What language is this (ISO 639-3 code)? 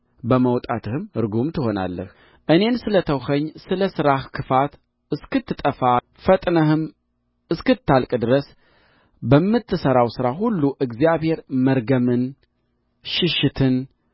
amh